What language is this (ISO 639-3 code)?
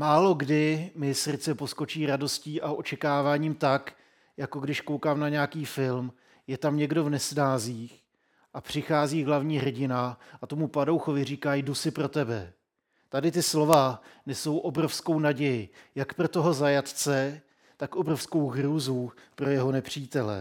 ces